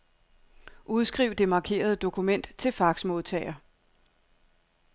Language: Danish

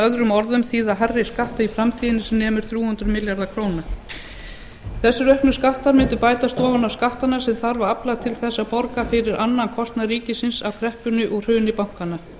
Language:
Icelandic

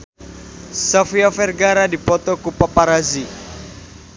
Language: Sundanese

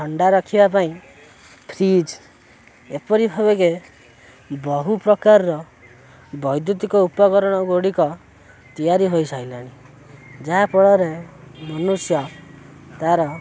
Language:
Odia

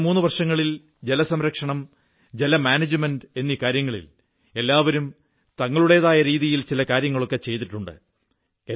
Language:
Malayalam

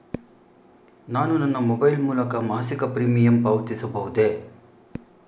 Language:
Kannada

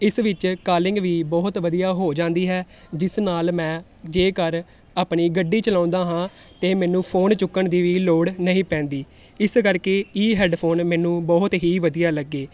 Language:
Punjabi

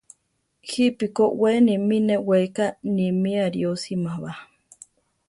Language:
Central Tarahumara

